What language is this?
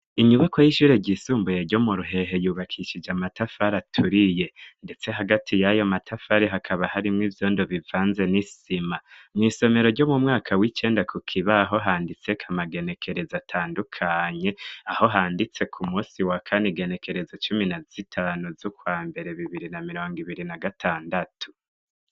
Rundi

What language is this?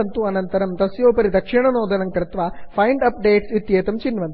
Sanskrit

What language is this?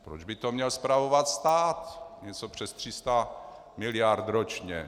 Czech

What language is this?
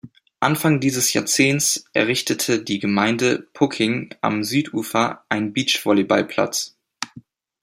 German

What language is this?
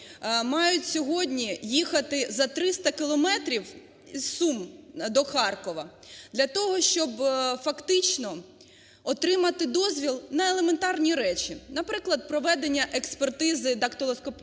Ukrainian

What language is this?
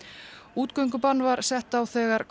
Icelandic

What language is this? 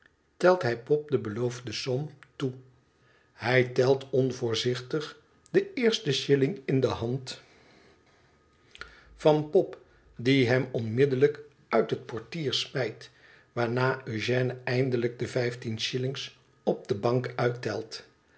Dutch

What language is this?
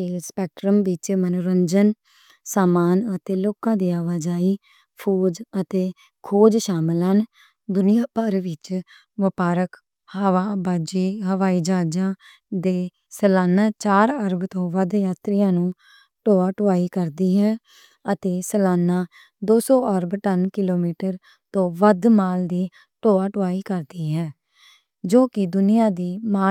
Western Panjabi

